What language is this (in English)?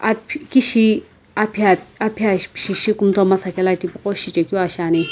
Sumi Naga